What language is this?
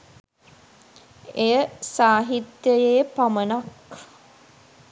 Sinhala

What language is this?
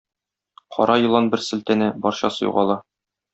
Tatar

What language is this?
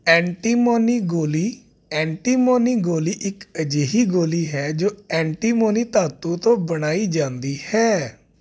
Punjabi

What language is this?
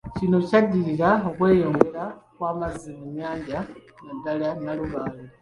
Ganda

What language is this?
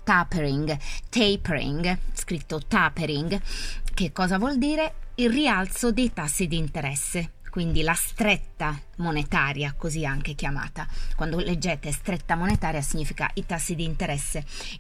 Italian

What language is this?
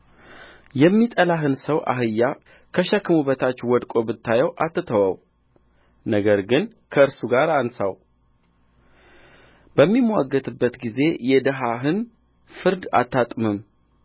Amharic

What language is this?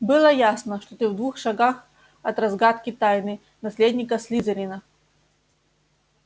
Russian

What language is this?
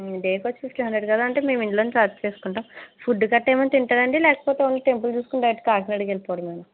Telugu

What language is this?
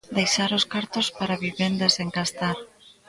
Galician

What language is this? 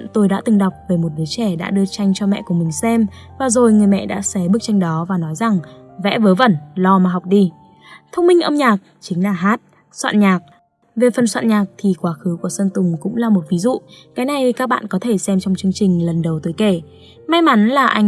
Vietnamese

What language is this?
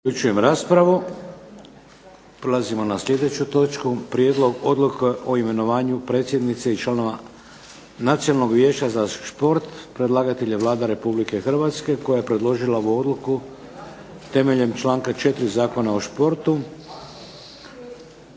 Croatian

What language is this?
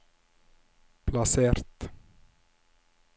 Norwegian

